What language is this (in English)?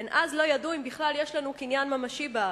Hebrew